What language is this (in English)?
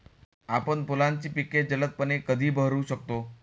Marathi